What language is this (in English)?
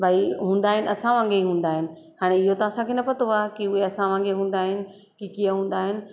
Sindhi